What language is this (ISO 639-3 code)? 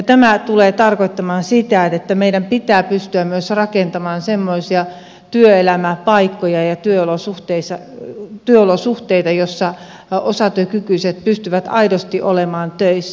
fin